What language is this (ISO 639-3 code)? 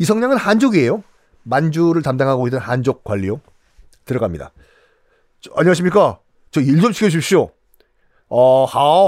kor